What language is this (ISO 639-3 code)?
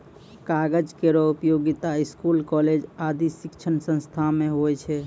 mai